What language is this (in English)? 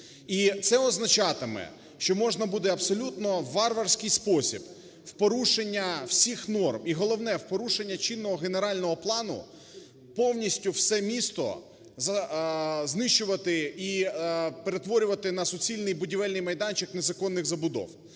Ukrainian